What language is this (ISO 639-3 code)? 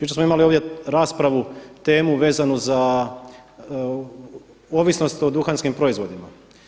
hrv